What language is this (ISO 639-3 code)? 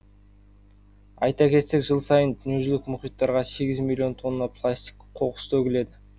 kaz